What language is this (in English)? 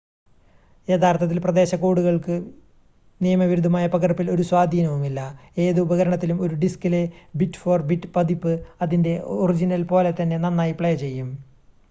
Malayalam